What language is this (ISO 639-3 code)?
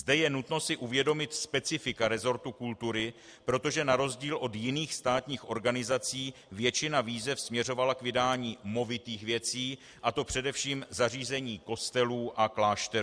ces